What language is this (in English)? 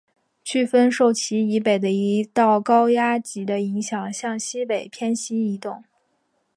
Chinese